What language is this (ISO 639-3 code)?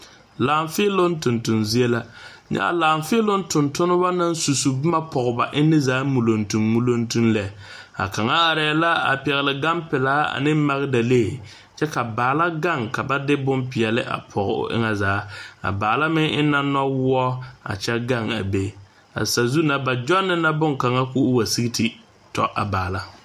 dga